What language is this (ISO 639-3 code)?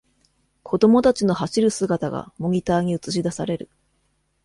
jpn